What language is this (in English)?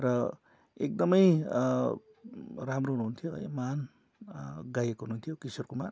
Nepali